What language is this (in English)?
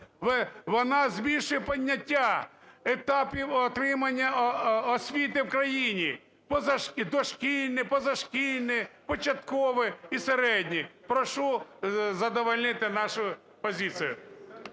Ukrainian